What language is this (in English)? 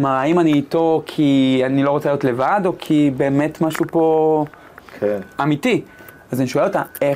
Hebrew